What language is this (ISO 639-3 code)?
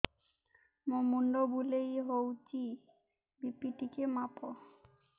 ori